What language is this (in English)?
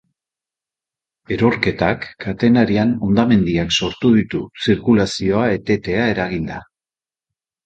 Basque